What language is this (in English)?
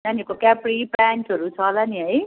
Nepali